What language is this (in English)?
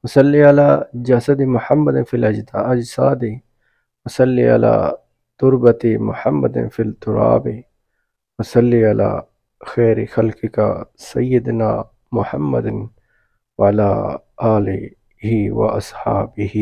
Arabic